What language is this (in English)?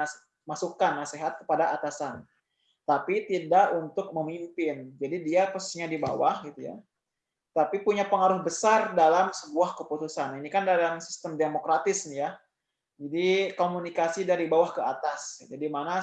Indonesian